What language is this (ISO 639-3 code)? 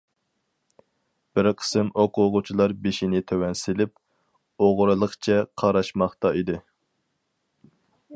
uig